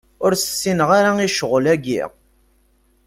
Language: Kabyle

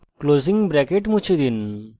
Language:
Bangla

